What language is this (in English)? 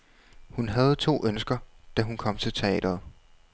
Danish